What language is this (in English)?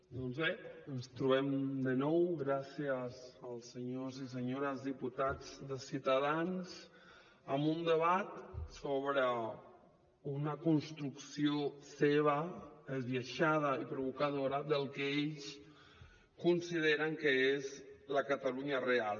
Catalan